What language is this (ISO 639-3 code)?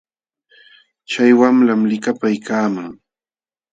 qxw